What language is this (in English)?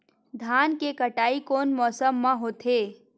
Chhattisgarhi